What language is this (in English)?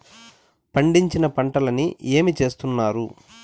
Telugu